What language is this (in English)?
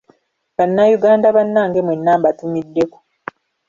Ganda